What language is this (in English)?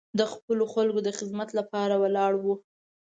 Pashto